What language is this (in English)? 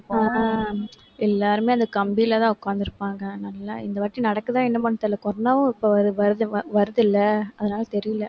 Tamil